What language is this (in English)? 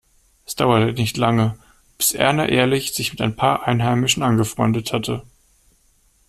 German